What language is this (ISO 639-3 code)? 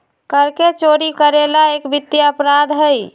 mag